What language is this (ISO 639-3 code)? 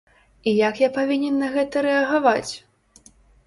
bel